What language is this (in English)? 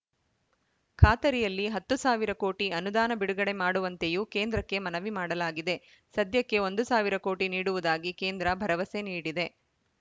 Kannada